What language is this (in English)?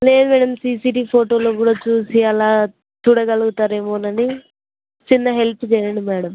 Telugu